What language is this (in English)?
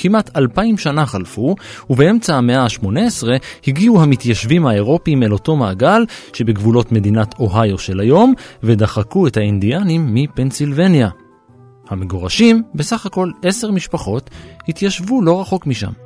Hebrew